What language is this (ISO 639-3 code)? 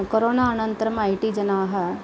san